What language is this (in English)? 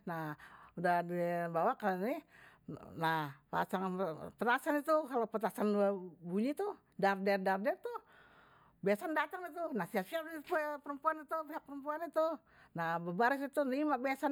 Betawi